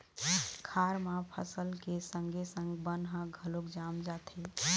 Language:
Chhattisgarhi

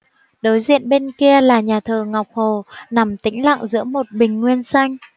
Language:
Vietnamese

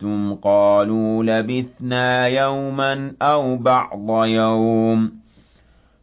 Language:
Arabic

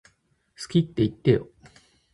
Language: Japanese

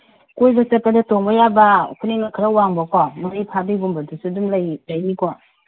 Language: Manipuri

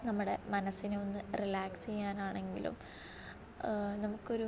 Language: Malayalam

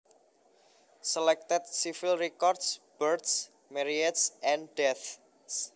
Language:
Javanese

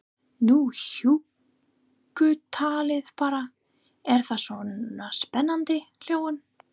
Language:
Icelandic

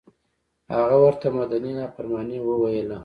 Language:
Pashto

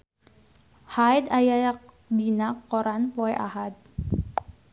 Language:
Sundanese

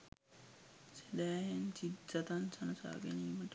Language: Sinhala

